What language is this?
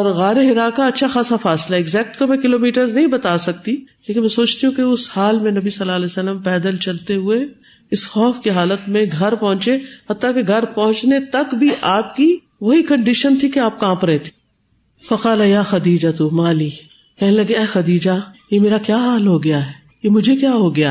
Urdu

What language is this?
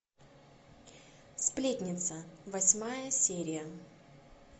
Russian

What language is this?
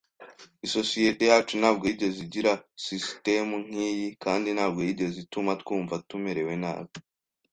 Kinyarwanda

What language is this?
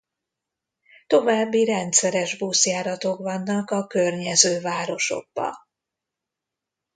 Hungarian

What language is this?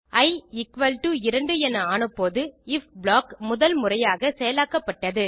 Tamil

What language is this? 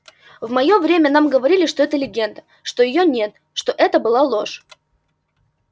Russian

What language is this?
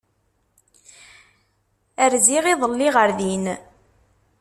Kabyle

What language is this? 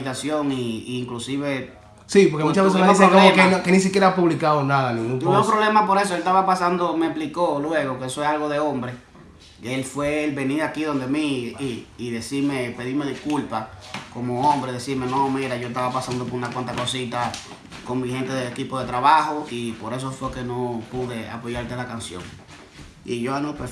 Spanish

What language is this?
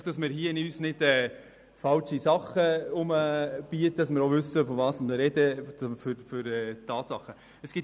Swiss German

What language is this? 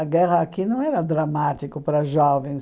Portuguese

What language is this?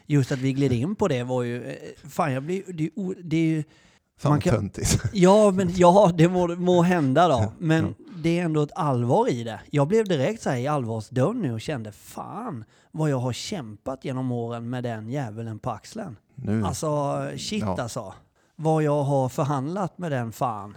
Swedish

